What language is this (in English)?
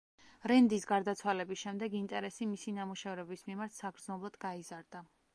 Georgian